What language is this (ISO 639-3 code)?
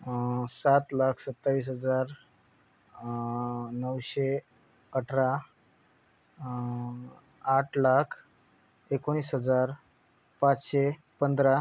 mar